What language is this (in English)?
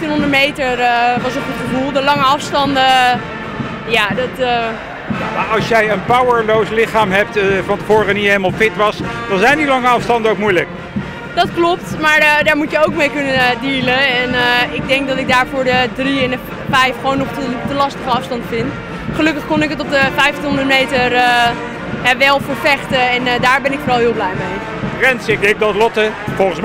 Dutch